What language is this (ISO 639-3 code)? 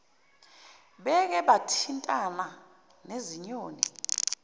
zul